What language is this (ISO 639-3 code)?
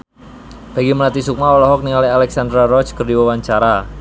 sun